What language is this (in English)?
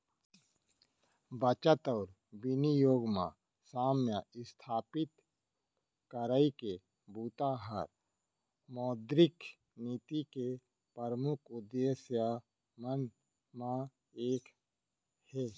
Chhattisgarhi